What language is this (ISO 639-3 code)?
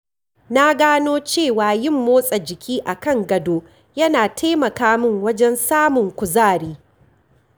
hau